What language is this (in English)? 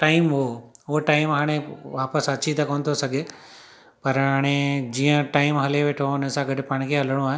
Sindhi